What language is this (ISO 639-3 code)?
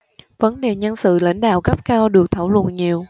vie